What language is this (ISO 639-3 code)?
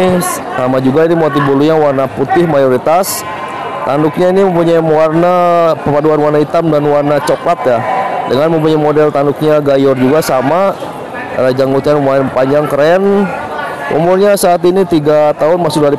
ind